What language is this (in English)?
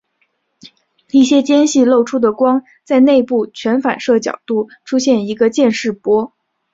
Chinese